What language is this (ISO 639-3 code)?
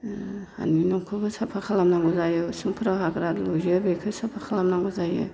brx